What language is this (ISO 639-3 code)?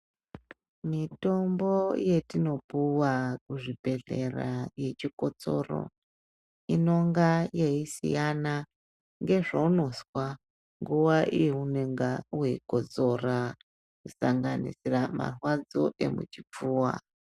ndc